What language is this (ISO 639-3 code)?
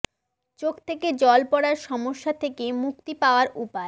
ben